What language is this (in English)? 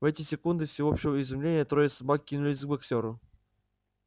Russian